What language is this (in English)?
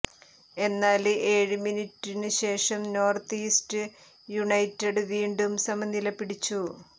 Malayalam